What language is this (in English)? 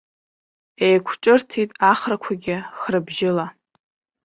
Abkhazian